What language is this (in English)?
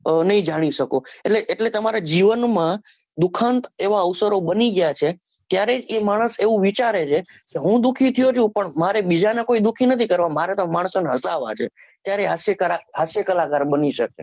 Gujarati